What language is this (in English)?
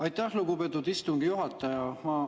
Estonian